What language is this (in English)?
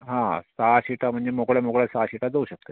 Marathi